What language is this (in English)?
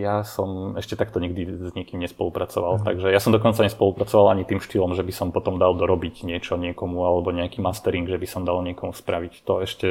Slovak